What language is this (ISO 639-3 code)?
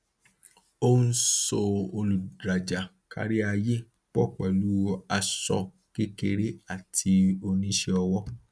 yor